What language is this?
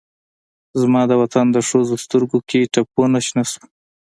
Pashto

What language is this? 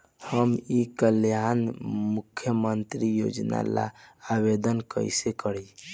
Bhojpuri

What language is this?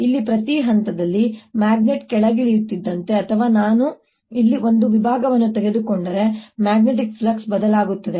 Kannada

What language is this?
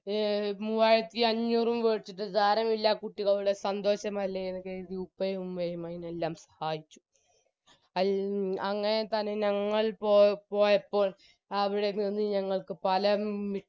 Malayalam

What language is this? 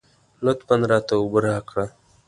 Pashto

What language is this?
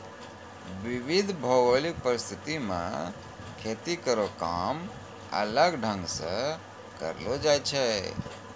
Maithili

